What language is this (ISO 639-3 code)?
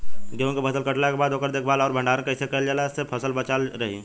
bho